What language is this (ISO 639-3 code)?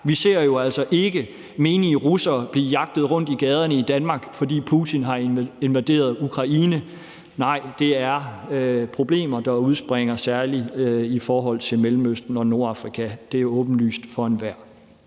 dan